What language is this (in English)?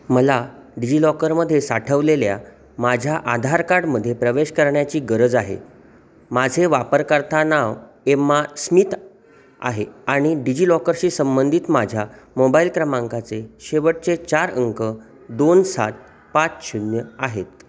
Marathi